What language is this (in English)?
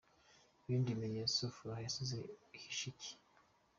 Kinyarwanda